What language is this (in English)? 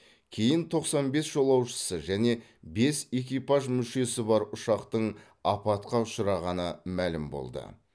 Kazakh